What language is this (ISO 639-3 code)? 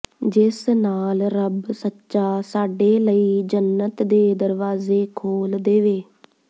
pan